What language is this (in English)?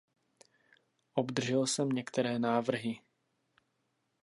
Czech